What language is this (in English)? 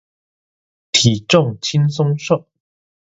Chinese